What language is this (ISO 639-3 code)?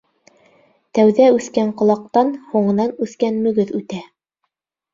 bak